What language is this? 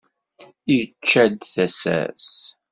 Kabyle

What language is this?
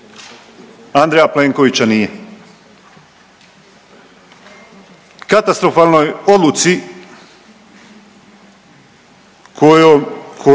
Croatian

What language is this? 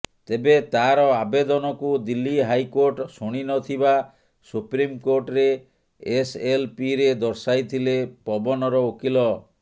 Odia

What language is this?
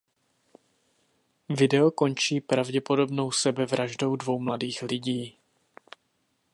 Czech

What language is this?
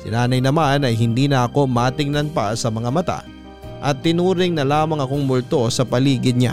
Filipino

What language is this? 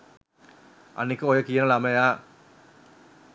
Sinhala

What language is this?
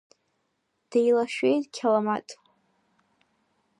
Abkhazian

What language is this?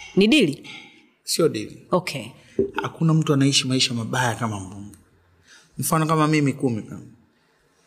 Swahili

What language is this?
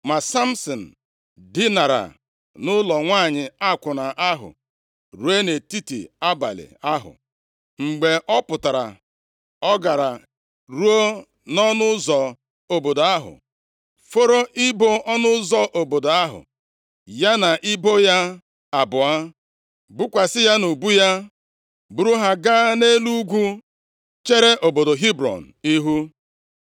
Igbo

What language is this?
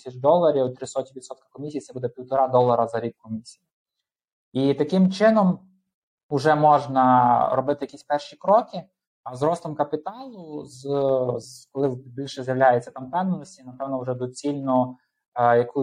Ukrainian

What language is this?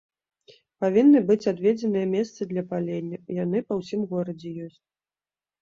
Belarusian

